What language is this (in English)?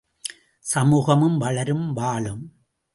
Tamil